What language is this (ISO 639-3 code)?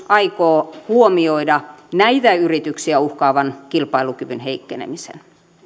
fin